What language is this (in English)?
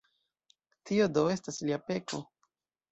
Esperanto